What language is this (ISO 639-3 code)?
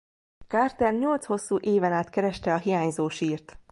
hun